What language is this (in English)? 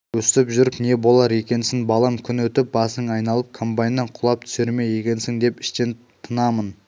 Kazakh